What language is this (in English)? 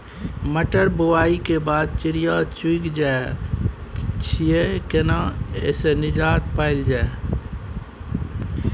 Maithili